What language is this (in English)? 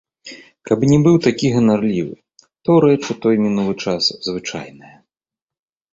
Belarusian